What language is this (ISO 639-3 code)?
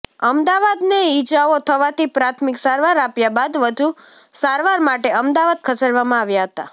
guj